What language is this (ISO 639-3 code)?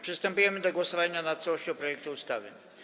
pol